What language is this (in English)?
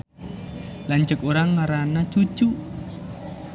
Sundanese